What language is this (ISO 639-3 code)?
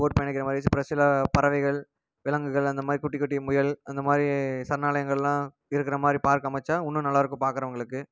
tam